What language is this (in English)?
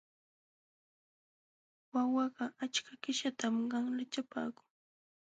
Jauja Wanca Quechua